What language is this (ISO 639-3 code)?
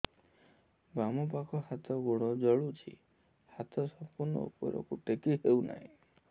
ori